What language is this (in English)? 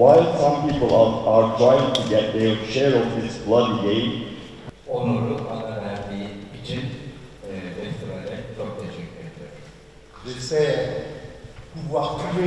Turkish